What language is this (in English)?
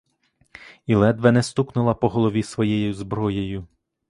Ukrainian